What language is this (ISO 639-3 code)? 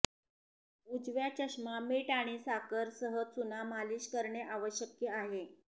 mar